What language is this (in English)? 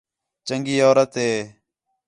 Khetrani